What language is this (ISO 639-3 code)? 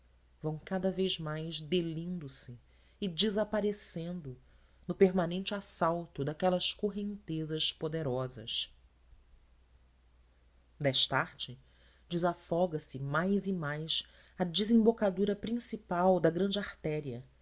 por